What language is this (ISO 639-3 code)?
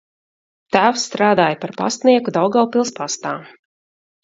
lav